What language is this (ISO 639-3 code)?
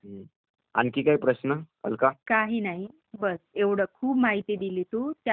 mar